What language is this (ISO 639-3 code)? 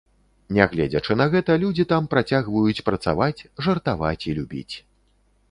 bel